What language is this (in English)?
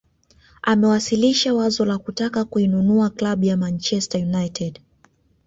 Swahili